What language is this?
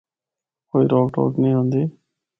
Northern Hindko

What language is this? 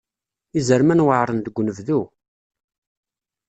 Kabyle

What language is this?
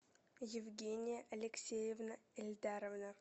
Russian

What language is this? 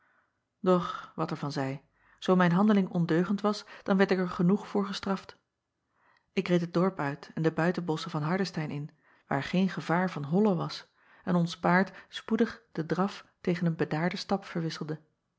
Dutch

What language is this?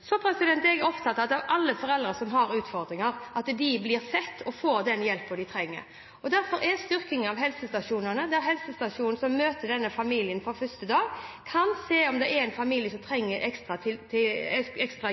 Norwegian Bokmål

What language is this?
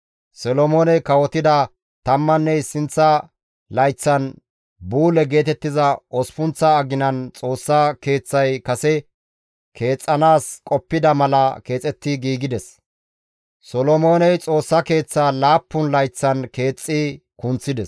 Gamo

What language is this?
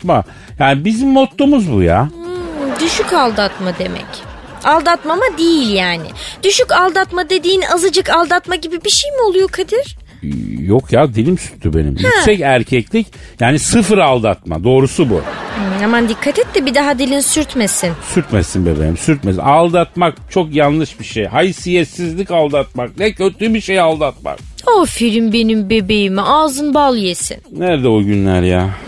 Turkish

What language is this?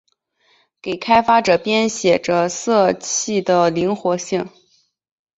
Chinese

